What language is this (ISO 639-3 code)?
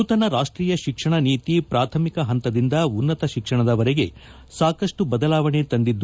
kan